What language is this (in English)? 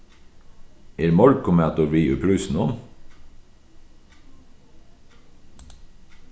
Faroese